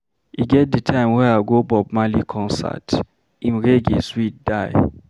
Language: Nigerian Pidgin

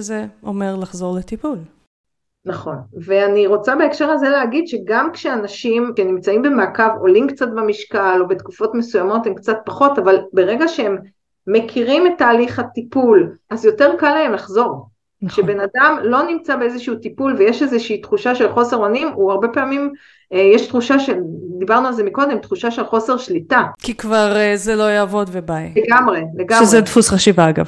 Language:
Hebrew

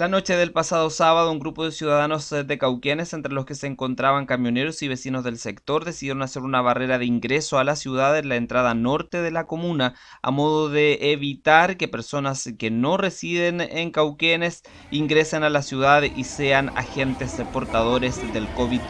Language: Spanish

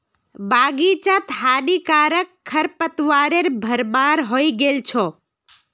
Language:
Magahi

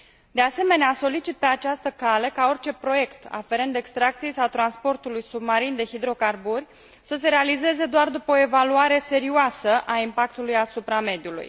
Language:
Romanian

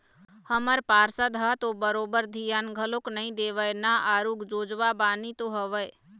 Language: Chhattisgarhi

